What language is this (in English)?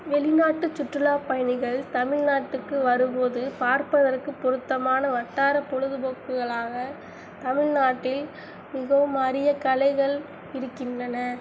Tamil